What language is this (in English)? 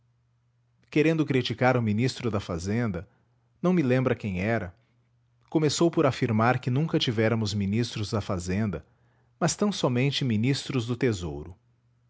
Portuguese